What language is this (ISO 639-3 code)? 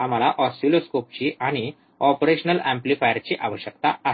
mar